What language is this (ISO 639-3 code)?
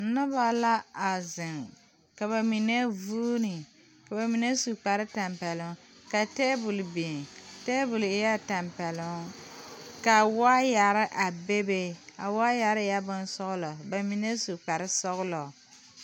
dga